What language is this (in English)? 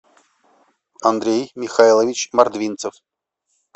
Russian